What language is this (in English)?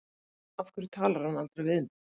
Icelandic